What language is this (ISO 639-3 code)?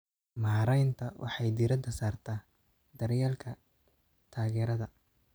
som